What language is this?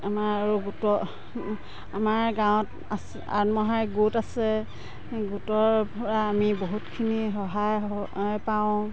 Assamese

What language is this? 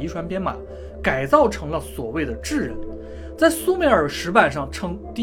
Chinese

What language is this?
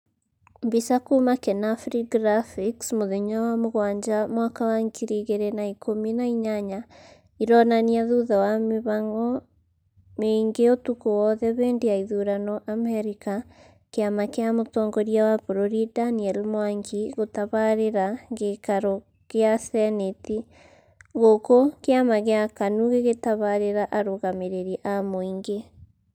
Kikuyu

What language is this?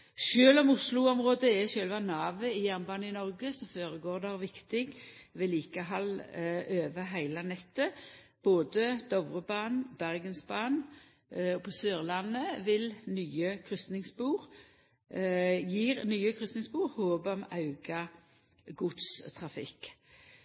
Norwegian Nynorsk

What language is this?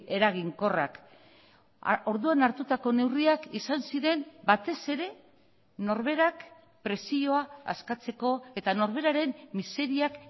Basque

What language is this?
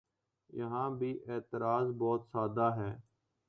Urdu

